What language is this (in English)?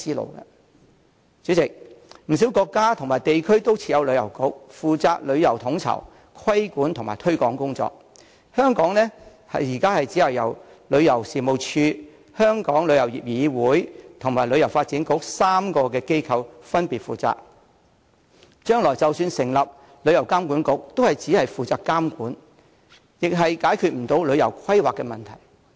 Cantonese